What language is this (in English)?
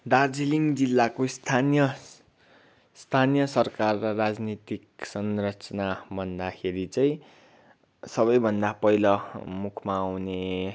Nepali